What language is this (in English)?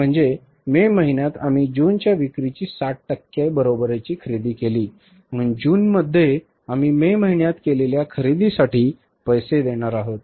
Marathi